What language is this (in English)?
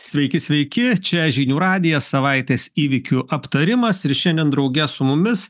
Lithuanian